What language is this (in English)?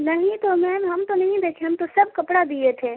Urdu